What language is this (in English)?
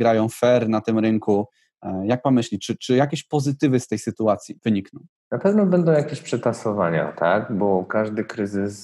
Polish